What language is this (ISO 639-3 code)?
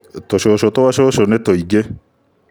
kik